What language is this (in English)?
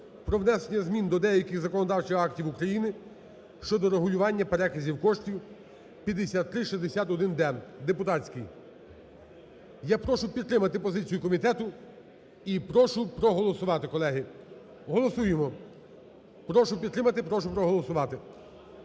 Ukrainian